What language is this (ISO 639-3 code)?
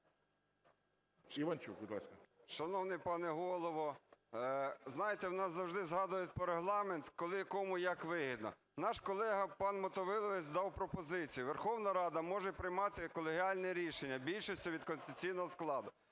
ukr